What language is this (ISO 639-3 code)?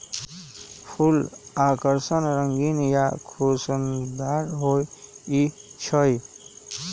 mag